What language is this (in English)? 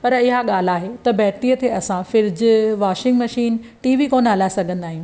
Sindhi